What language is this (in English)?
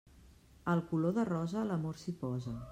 Catalan